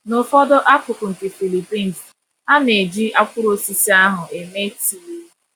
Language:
Igbo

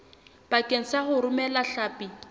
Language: Southern Sotho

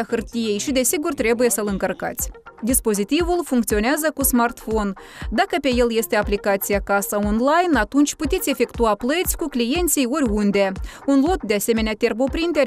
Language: Romanian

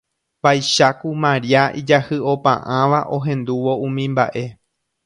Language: Guarani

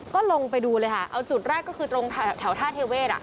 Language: Thai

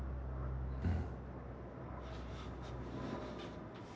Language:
Japanese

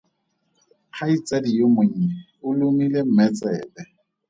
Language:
Tswana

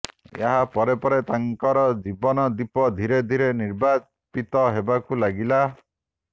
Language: Odia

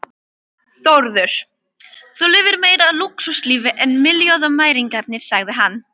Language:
Icelandic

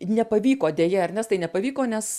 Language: Lithuanian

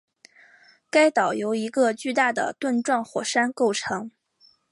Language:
Chinese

